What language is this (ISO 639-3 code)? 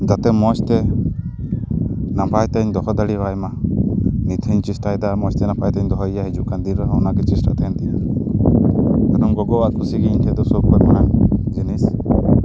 sat